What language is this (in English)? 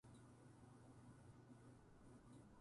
Japanese